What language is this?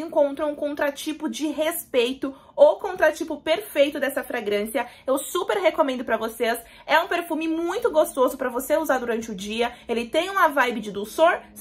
Portuguese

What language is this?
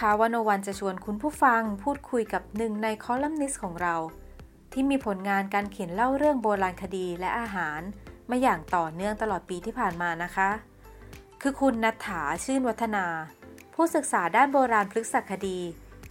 Thai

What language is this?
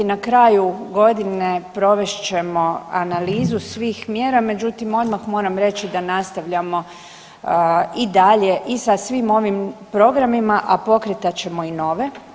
Croatian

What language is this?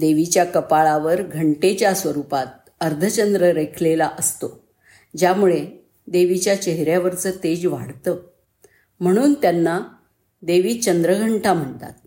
Marathi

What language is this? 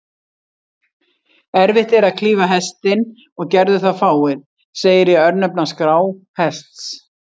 Icelandic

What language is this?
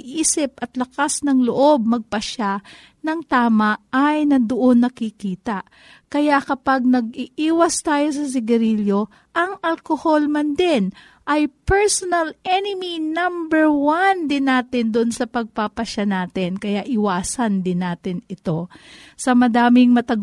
Filipino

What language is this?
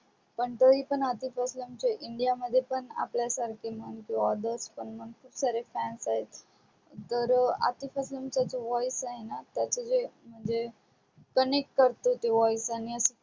Marathi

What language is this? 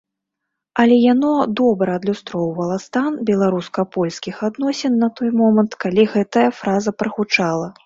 Belarusian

